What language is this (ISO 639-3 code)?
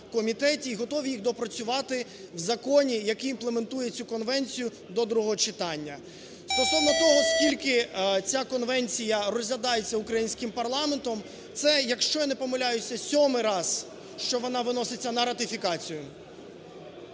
ukr